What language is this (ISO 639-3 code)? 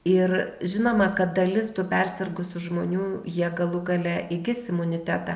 lit